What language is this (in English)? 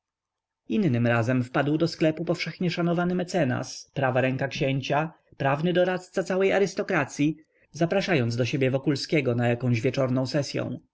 Polish